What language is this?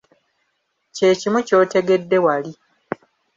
Ganda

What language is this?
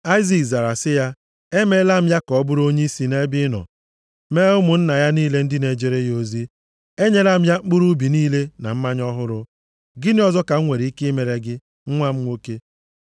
Igbo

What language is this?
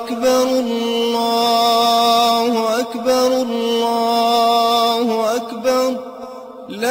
Arabic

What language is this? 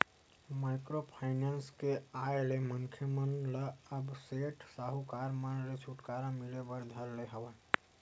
Chhattisgarhi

